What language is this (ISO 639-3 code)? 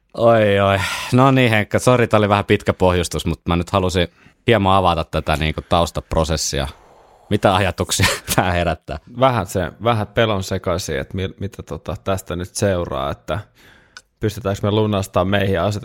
fin